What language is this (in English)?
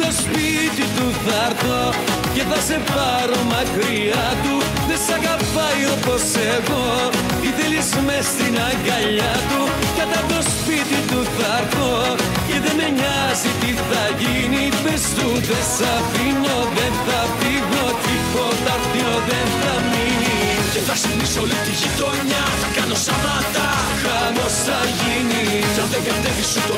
Greek